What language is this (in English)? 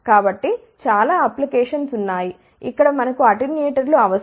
Telugu